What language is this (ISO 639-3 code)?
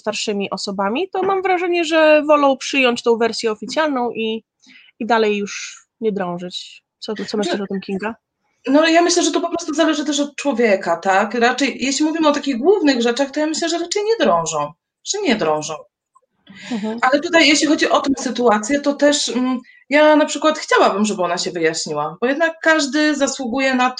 pol